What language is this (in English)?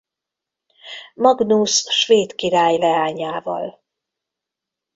Hungarian